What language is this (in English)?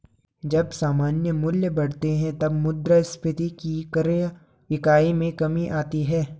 Hindi